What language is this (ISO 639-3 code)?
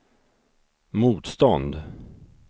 swe